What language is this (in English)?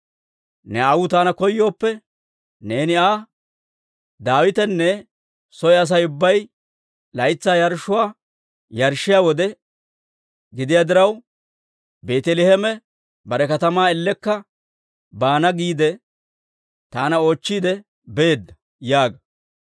Dawro